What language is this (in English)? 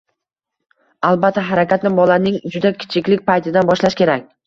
Uzbek